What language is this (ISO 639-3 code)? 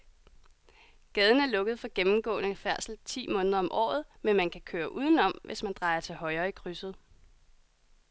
dan